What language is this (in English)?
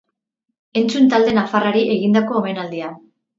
Basque